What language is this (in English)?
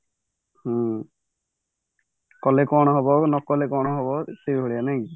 Odia